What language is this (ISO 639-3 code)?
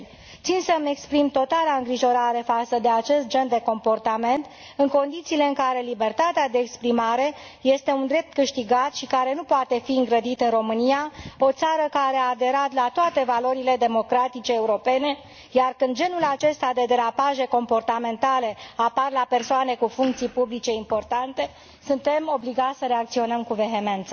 ron